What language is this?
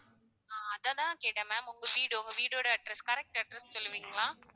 Tamil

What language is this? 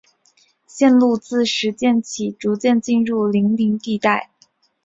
Chinese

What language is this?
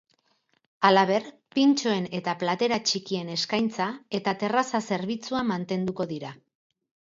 Basque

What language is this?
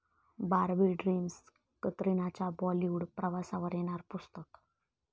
Marathi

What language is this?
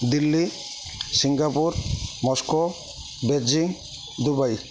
Odia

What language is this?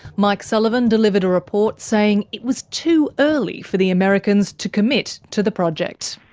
English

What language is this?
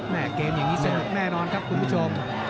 Thai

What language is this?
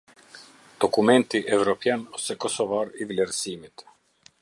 Albanian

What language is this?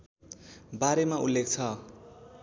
Nepali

